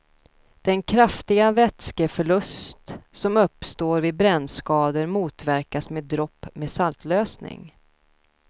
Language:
Swedish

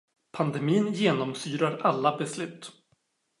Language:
Swedish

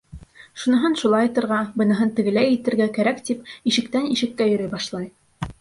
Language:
Bashkir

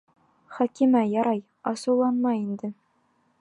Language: Bashkir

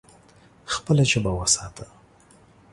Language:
Pashto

